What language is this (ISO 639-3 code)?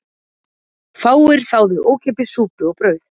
isl